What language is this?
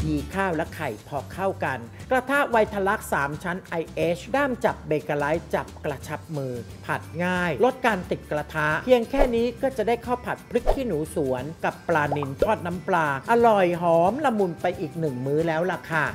Thai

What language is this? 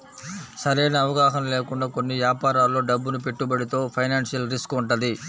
Telugu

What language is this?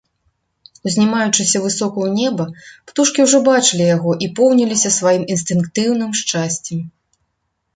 Belarusian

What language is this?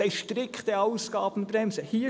Swiss German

